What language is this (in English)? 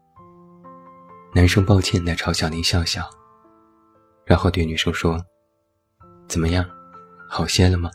Chinese